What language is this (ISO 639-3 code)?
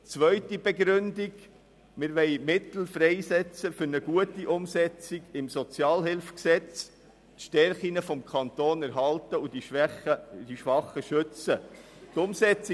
gsw